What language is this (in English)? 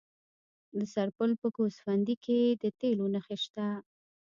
Pashto